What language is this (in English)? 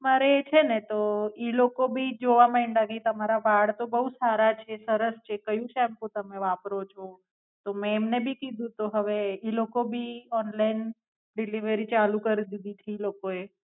Gujarati